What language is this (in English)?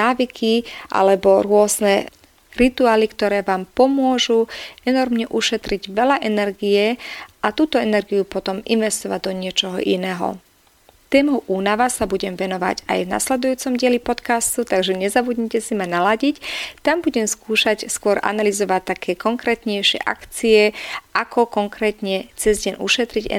Slovak